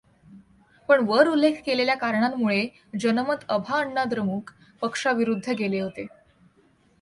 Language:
Marathi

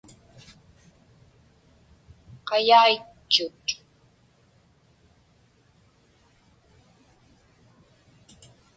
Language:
Inupiaq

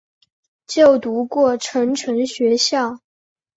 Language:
Chinese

